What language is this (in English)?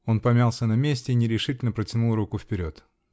Russian